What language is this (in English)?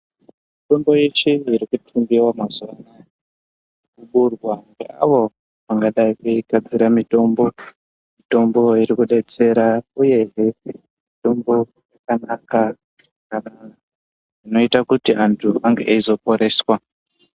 Ndau